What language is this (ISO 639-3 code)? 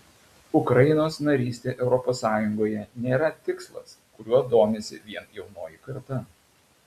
lit